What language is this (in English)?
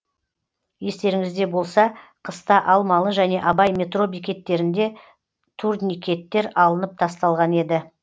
Kazakh